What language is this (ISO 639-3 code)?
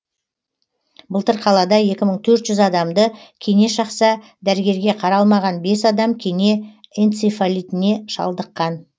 kaz